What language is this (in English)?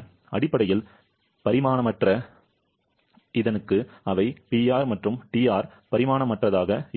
Tamil